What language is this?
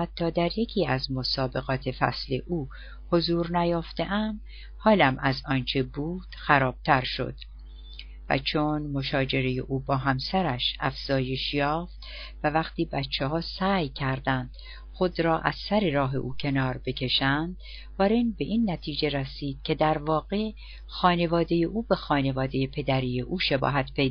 Persian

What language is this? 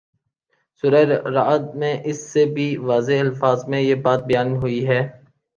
Urdu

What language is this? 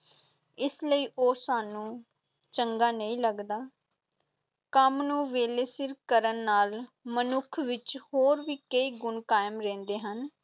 Punjabi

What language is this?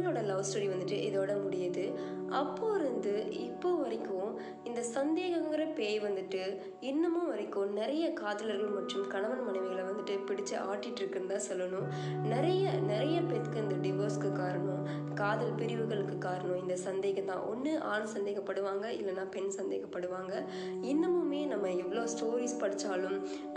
Tamil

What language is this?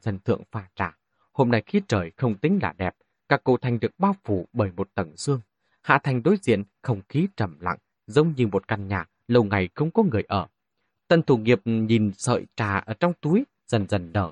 Vietnamese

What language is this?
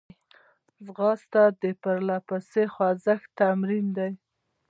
Pashto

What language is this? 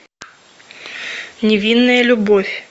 Russian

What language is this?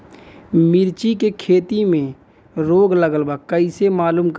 Bhojpuri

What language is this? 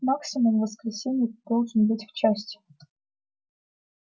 Russian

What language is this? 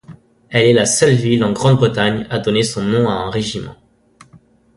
French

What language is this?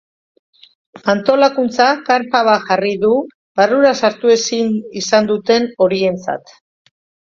Basque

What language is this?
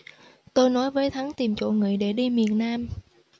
Vietnamese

